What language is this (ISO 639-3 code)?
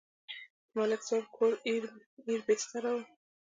pus